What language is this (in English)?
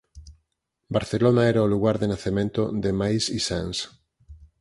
Galician